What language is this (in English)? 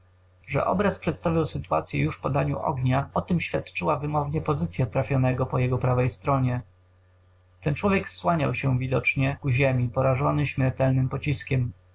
Polish